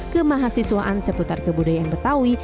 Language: Indonesian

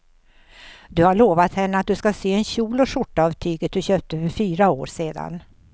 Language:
Swedish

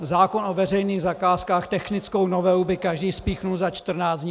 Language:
Czech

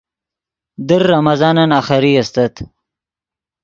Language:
Yidgha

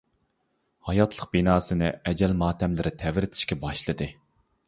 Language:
Uyghur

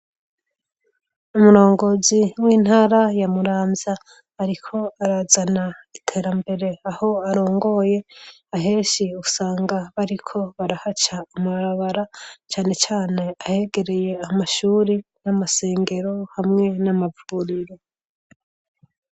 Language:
Rundi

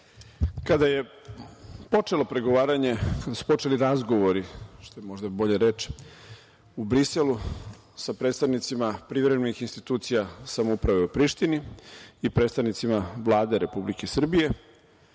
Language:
Serbian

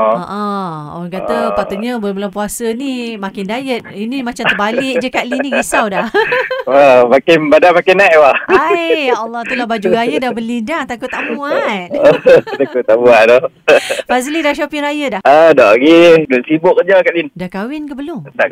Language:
Malay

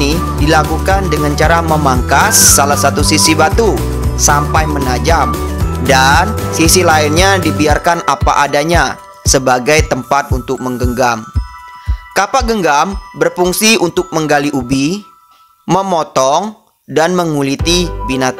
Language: Indonesian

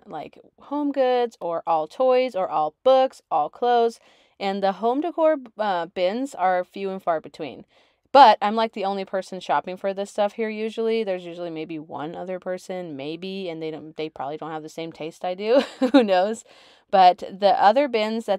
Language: English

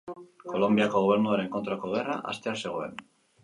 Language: Basque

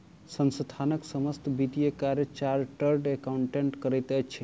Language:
Maithili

